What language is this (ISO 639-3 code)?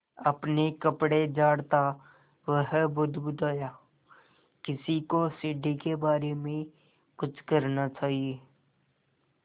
hin